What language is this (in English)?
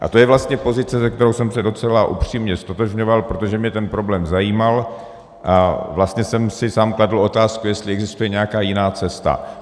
Czech